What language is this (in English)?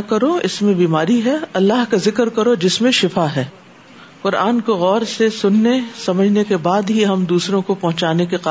Urdu